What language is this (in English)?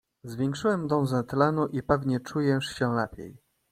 Polish